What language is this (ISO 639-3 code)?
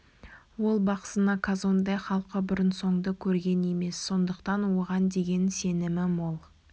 kaz